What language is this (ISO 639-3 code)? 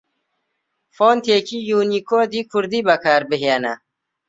ckb